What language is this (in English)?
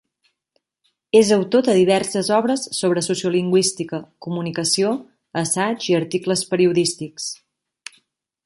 Catalan